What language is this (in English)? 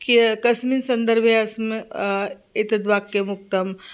Sanskrit